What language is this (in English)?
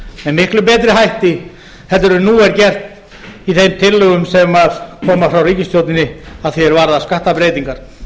Icelandic